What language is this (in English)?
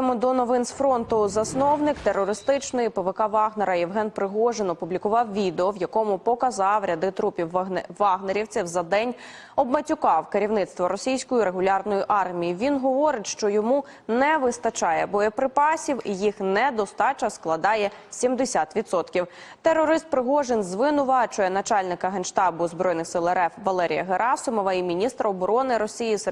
Ukrainian